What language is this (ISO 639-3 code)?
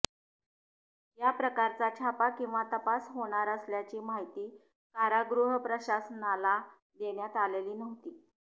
mar